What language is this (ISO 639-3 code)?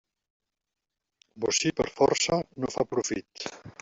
cat